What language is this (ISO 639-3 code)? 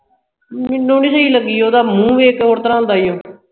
pan